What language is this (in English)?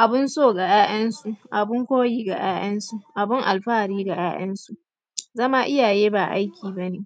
Hausa